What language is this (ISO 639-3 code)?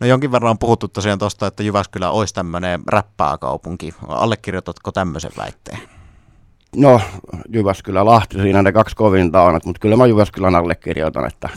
fin